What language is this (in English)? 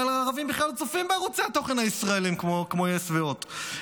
Hebrew